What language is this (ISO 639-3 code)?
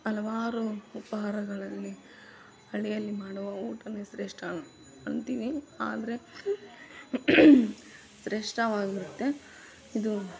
kan